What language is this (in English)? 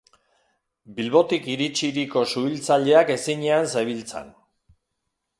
Basque